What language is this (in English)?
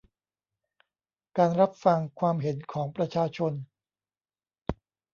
Thai